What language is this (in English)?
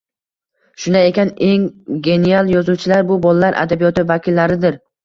Uzbek